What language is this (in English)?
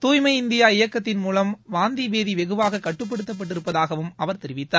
Tamil